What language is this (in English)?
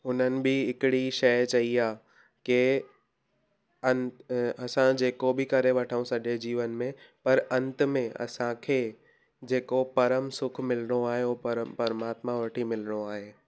Sindhi